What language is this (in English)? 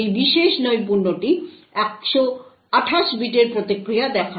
Bangla